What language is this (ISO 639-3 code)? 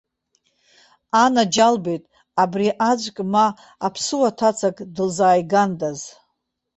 abk